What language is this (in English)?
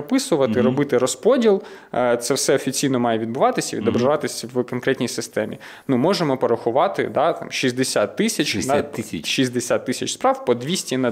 Ukrainian